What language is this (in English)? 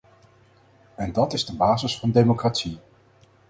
Dutch